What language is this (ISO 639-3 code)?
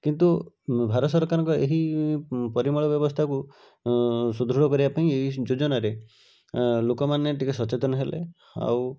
ori